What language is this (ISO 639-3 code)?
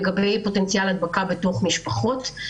heb